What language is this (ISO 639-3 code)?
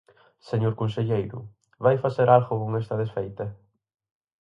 glg